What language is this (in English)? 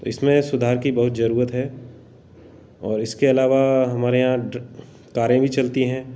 Hindi